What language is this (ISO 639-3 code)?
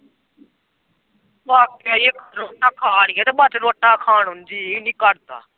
pan